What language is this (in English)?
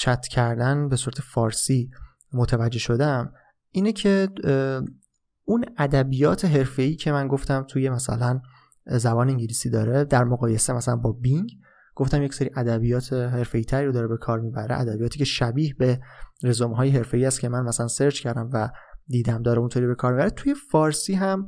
Persian